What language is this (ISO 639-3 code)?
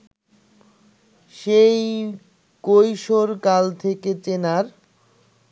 ben